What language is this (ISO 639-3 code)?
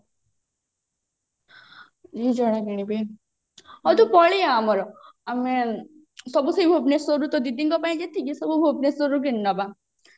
ori